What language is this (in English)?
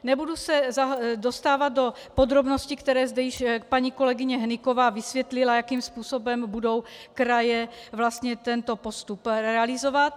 Czech